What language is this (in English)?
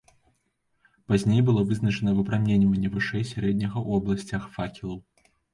Belarusian